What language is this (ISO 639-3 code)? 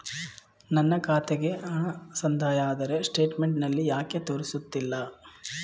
kan